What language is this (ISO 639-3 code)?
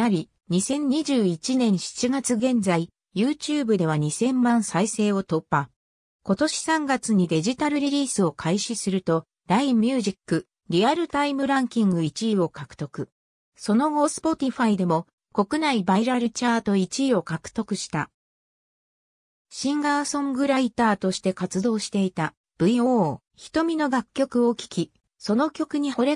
jpn